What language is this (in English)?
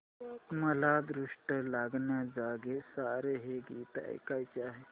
Marathi